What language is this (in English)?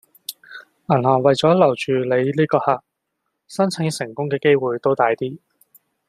Cantonese